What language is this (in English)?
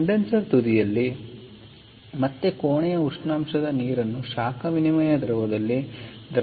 Kannada